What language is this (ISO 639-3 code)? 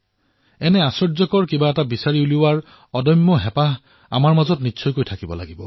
asm